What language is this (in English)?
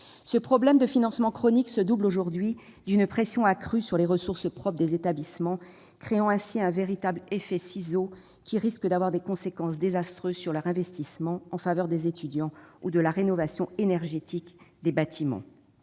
French